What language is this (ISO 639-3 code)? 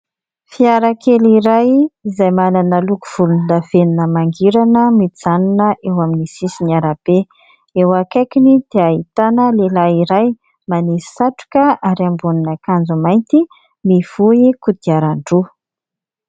mlg